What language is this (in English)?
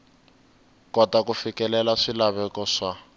Tsonga